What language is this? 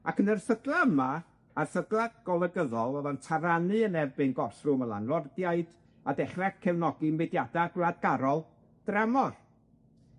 Welsh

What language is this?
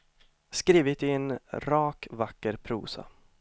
Swedish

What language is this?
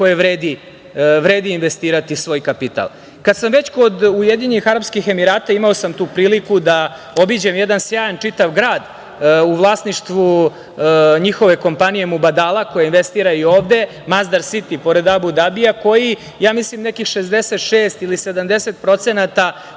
Serbian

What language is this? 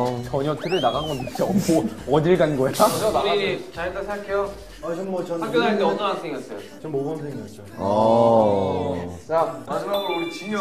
Korean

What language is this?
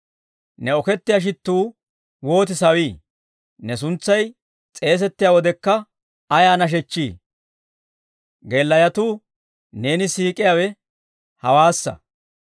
Dawro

